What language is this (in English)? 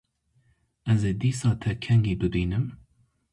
Kurdish